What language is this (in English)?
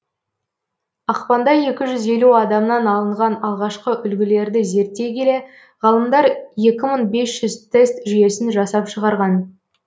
Kazakh